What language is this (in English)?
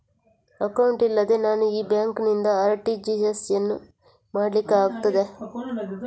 Kannada